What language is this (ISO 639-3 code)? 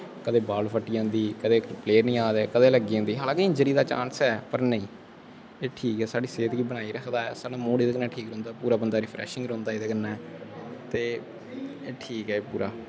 doi